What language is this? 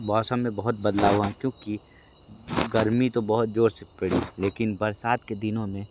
Hindi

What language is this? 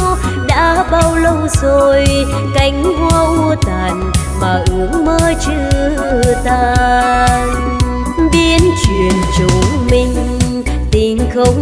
Vietnamese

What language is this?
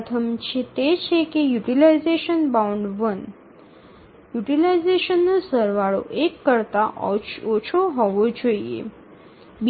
Gujarati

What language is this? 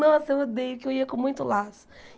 Portuguese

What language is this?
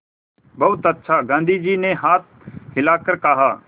Hindi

